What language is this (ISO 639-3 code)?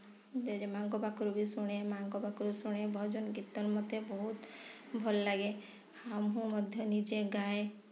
ori